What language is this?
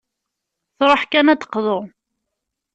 Kabyle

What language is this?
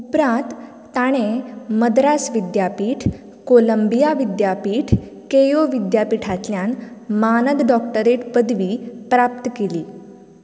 Konkani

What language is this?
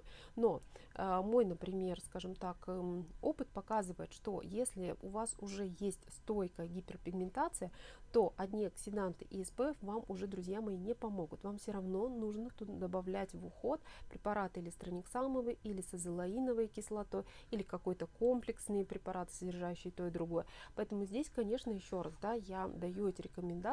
Russian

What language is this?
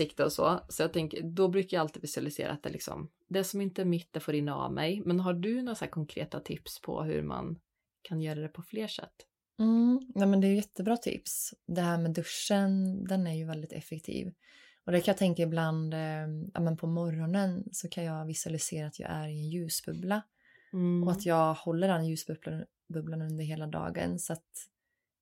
Swedish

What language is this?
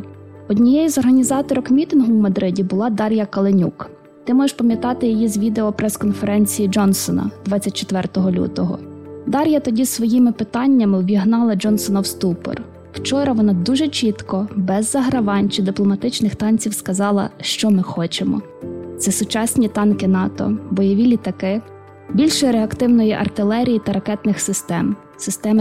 Ukrainian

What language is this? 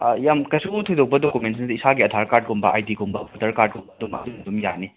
Manipuri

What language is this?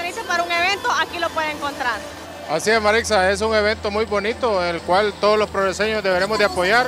Spanish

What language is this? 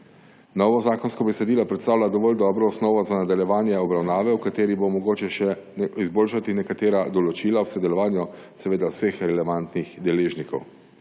Slovenian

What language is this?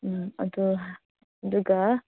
Manipuri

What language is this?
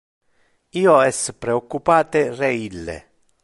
Interlingua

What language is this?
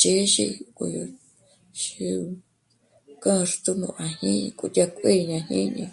Michoacán Mazahua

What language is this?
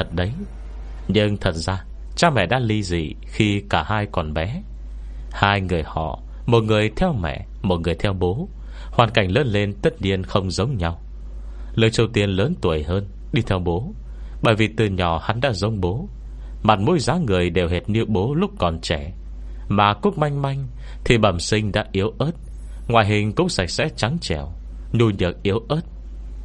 Vietnamese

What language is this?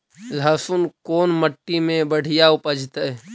Magahi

